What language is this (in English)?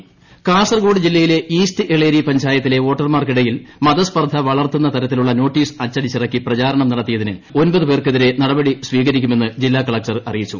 Malayalam